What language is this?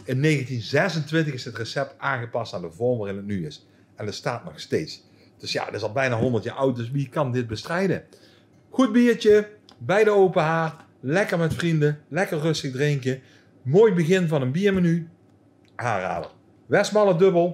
Dutch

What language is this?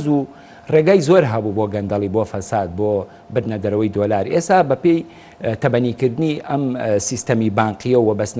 Arabic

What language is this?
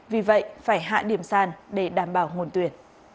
Vietnamese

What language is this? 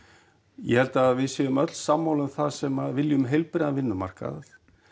Icelandic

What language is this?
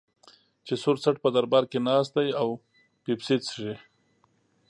Pashto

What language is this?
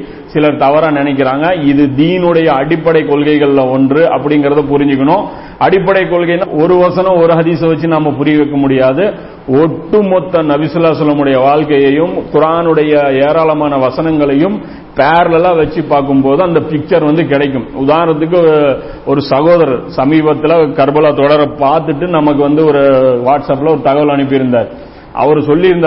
Tamil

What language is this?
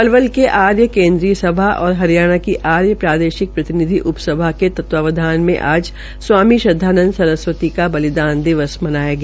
Hindi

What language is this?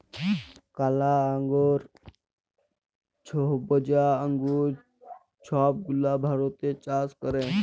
Bangla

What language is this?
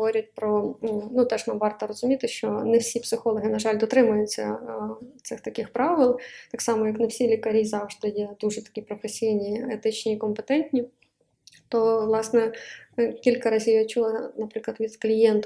Ukrainian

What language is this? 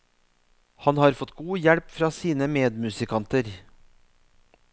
Norwegian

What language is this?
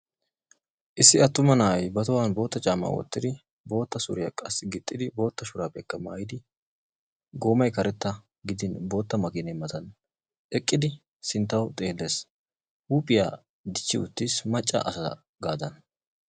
Wolaytta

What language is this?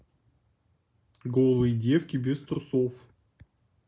Russian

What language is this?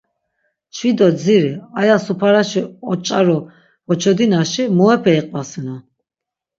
Laz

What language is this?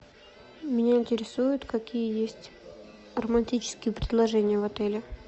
Russian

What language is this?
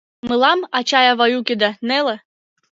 Mari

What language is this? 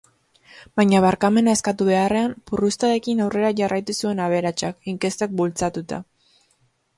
Basque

